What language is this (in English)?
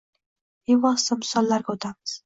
Uzbek